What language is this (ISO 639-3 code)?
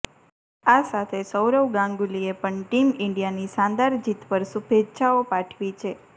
guj